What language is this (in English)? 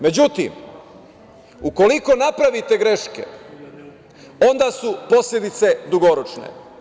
Serbian